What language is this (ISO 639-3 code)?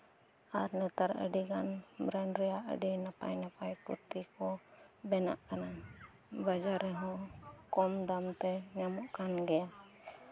sat